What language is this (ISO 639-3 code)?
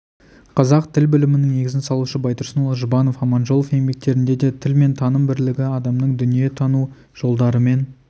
kaz